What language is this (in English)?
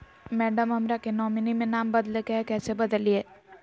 Magahi